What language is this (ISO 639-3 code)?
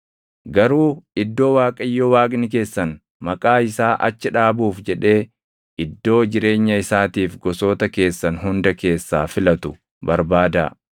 orm